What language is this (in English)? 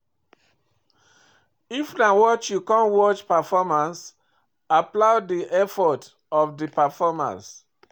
Nigerian Pidgin